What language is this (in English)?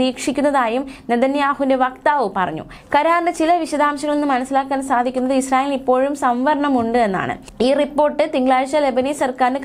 Malayalam